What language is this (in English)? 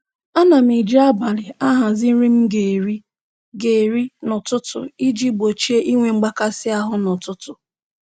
Igbo